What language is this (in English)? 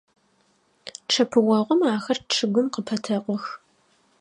Adyghe